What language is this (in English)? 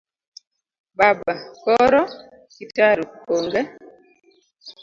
Luo (Kenya and Tanzania)